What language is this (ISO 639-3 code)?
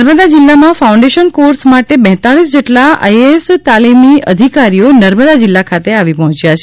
guj